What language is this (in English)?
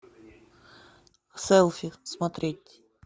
Russian